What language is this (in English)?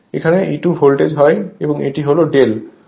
Bangla